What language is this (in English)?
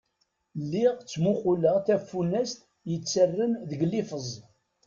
Kabyle